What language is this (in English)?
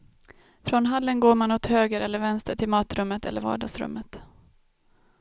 Swedish